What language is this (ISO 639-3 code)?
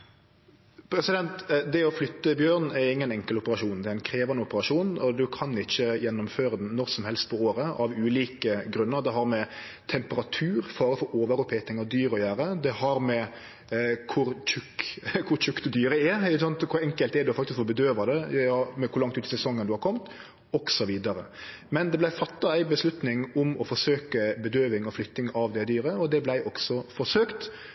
nor